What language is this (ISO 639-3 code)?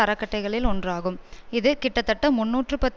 tam